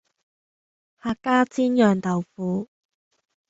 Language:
Cantonese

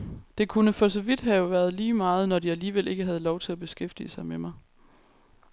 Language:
Danish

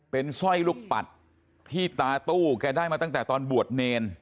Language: Thai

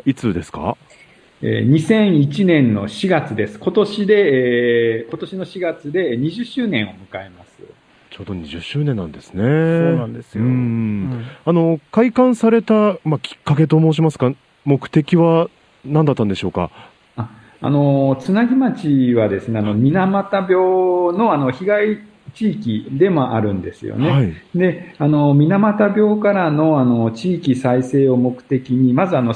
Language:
Japanese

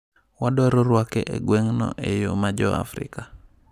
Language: Luo (Kenya and Tanzania)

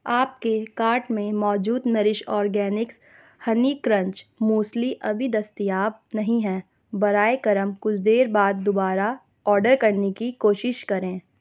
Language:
Urdu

